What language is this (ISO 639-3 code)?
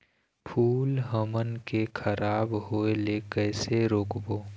hne